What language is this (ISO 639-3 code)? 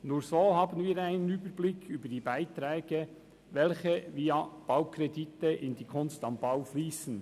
gsw